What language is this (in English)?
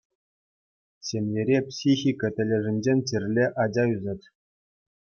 Chuvash